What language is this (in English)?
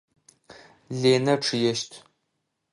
Adyghe